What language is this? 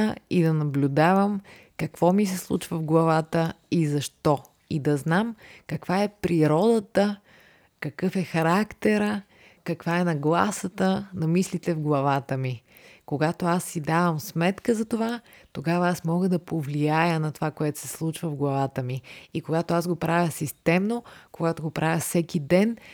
Bulgarian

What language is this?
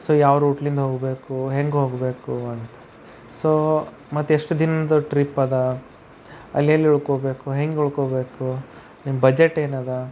Kannada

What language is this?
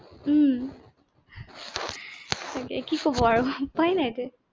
Assamese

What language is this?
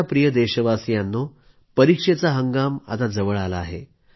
Marathi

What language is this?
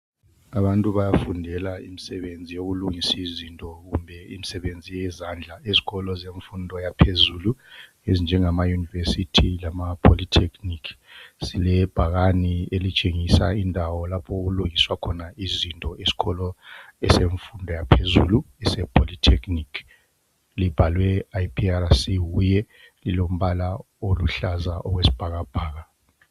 North Ndebele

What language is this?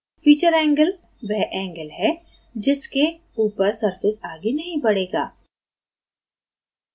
Hindi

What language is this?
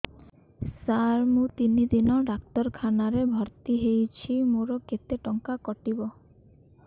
Odia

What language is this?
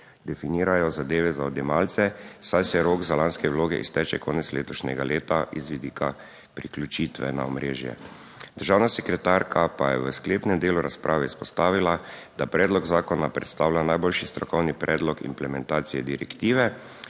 Slovenian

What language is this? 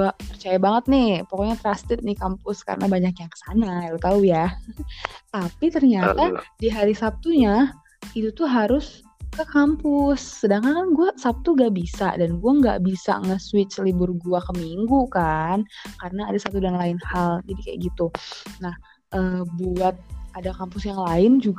Indonesian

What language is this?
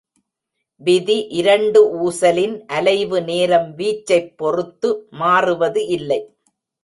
Tamil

